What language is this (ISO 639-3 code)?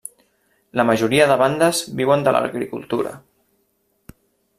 cat